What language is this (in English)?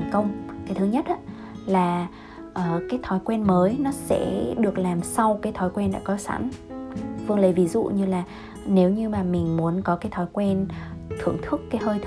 Vietnamese